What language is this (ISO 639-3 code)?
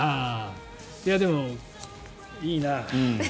jpn